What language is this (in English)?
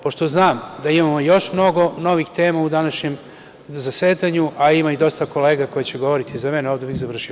Serbian